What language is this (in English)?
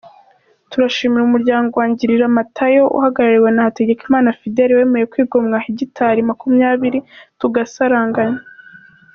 Kinyarwanda